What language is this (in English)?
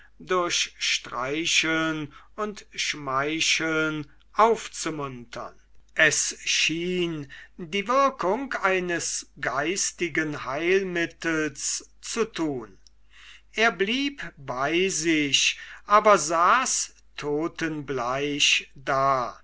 German